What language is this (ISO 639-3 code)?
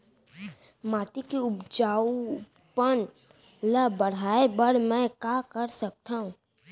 hne